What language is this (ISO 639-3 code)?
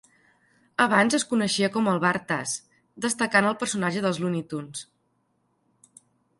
cat